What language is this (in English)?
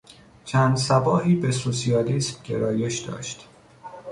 Persian